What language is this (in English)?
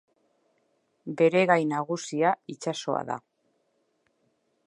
Basque